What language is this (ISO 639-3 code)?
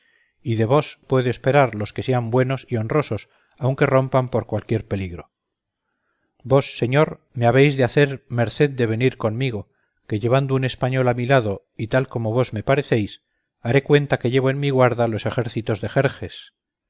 spa